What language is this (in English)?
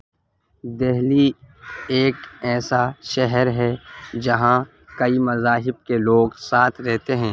Urdu